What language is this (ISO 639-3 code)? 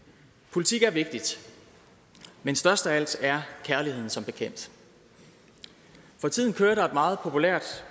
dan